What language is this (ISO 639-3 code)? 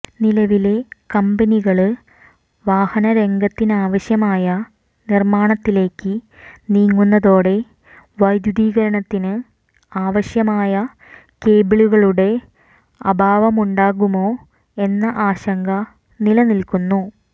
mal